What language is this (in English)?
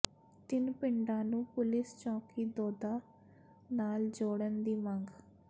Punjabi